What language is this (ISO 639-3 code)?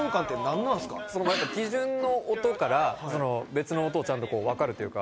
jpn